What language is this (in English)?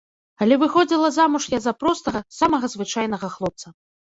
Belarusian